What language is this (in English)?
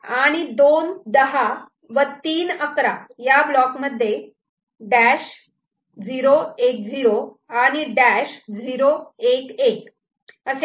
Marathi